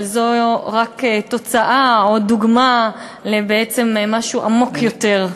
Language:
Hebrew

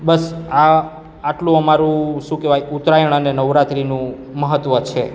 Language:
Gujarati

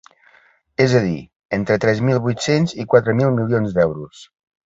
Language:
Catalan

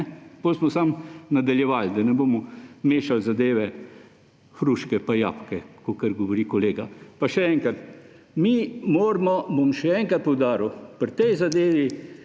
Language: Slovenian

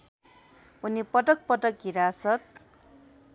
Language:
Nepali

